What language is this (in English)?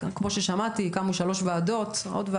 Hebrew